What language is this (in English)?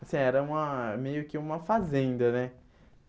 Portuguese